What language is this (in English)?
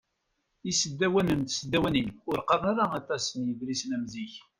Kabyle